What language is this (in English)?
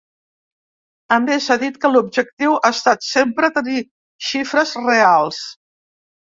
Catalan